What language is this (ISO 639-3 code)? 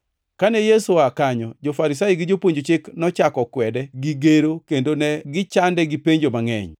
luo